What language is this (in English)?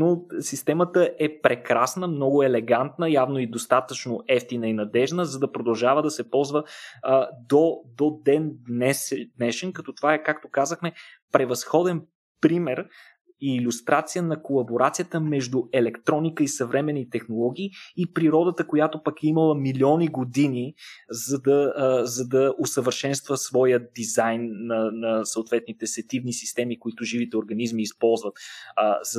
Bulgarian